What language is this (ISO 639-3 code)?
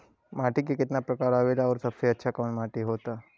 bho